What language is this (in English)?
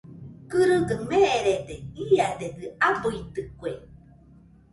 Nüpode Huitoto